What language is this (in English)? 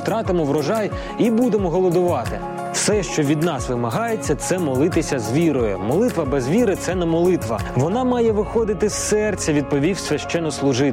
Ukrainian